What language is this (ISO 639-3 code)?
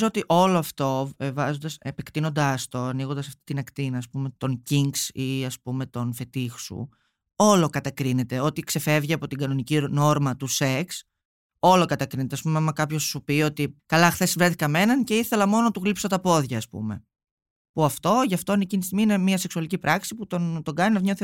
ell